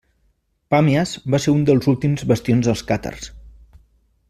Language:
Catalan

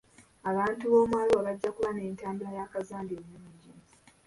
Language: Ganda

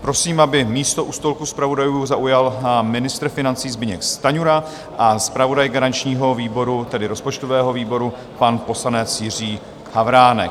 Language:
Czech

